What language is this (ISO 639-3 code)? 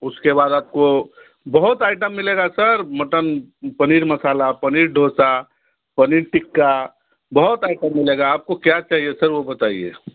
hin